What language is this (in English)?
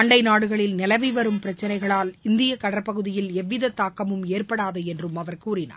Tamil